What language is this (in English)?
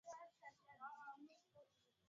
Swahili